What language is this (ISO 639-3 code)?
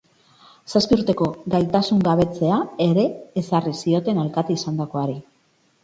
eus